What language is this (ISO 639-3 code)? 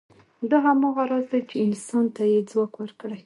pus